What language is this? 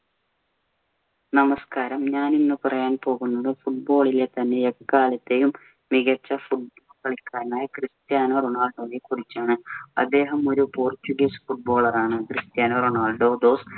Malayalam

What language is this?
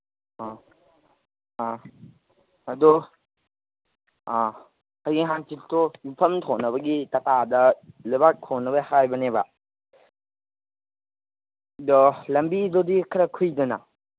Manipuri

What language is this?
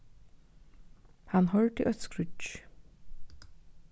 Faroese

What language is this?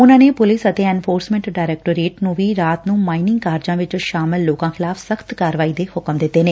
Punjabi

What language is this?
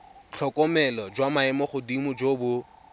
Tswana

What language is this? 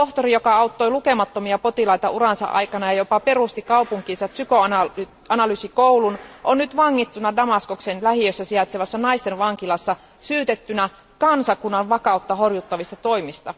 Finnish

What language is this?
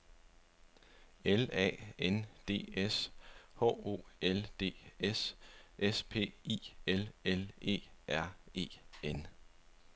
Danish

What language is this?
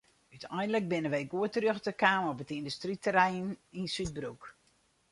Western Frisian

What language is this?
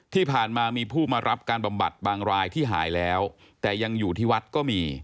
Thai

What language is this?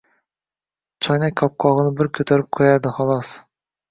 Uzbek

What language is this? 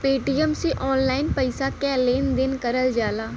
Bhojpuri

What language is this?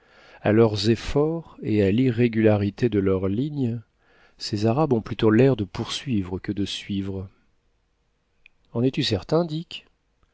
French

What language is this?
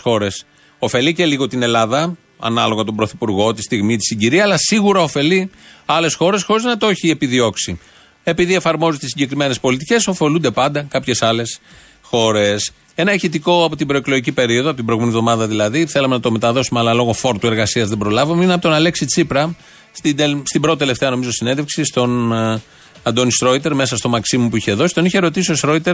Greek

